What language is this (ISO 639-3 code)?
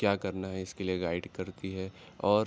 urd